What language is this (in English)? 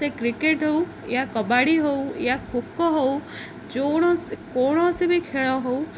Odia